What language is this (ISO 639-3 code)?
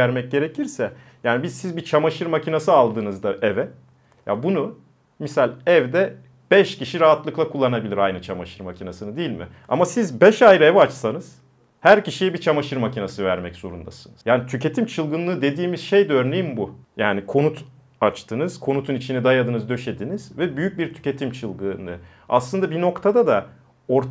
tur